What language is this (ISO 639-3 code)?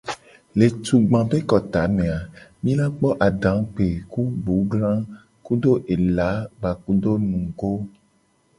gej